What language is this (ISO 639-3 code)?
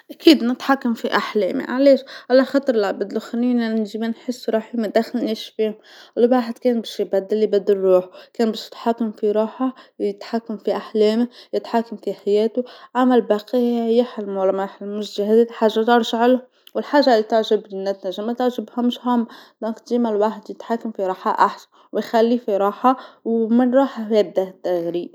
aeb